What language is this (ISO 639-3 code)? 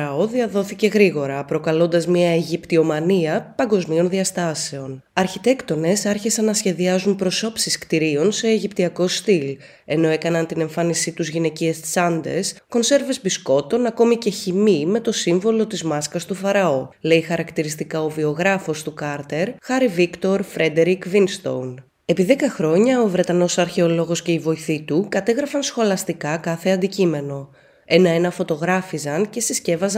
ell